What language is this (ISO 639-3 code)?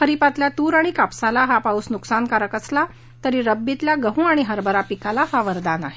mar